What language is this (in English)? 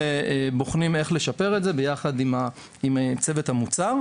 Hebrew